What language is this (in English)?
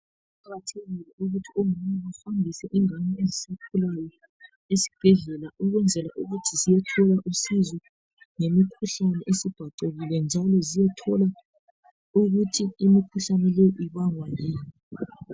North Ndebele